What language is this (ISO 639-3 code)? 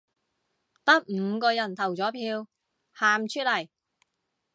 yue